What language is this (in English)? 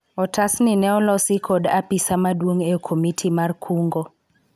Luo (Kenya and Tanzania)